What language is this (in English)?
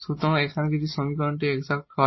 Bangla